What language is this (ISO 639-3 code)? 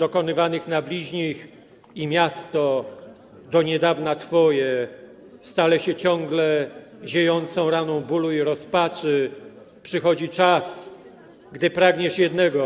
pol